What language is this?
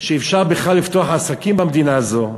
Hebrew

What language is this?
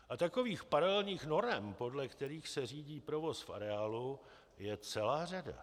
Czech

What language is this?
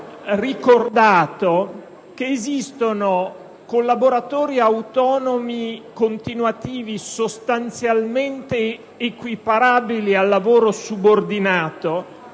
Italian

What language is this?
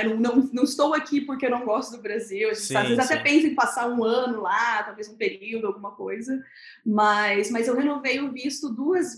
Portuguese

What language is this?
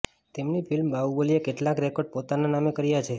Gujarati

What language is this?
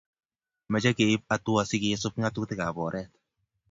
Kalenjin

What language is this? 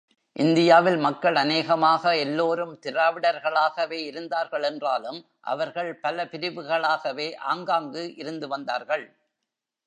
Tamil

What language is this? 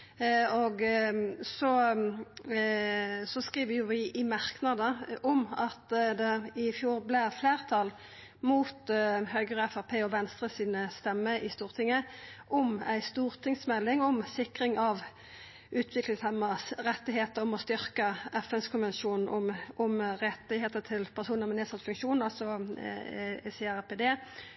Norwegian Nynorsk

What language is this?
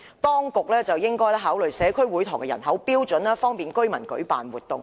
Cantonese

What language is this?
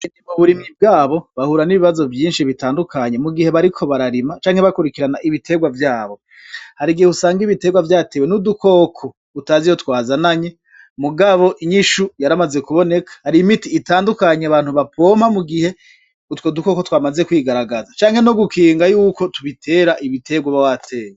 Rundi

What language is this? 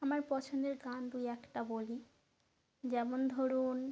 Bangla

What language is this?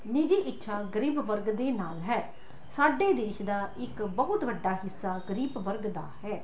Punjabi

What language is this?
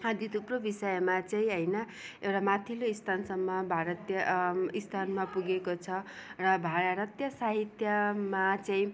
Nepali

